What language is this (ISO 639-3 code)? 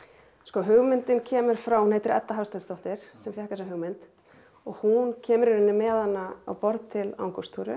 isl